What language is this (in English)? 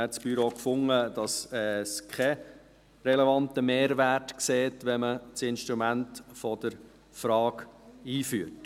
Swiss German